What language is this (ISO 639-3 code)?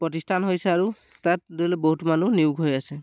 asm